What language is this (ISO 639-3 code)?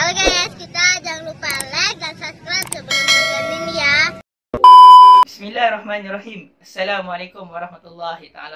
msa